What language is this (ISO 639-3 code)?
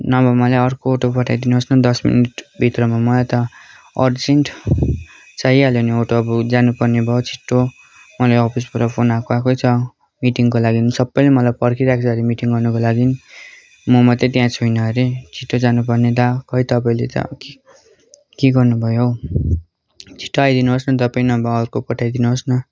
nep